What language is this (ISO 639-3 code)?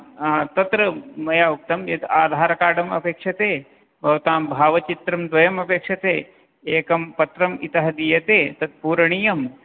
san